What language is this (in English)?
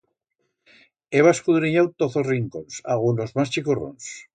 Aragonese